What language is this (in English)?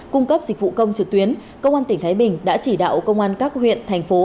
Vietnamese